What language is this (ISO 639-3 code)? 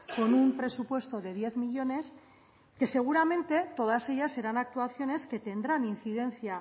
spa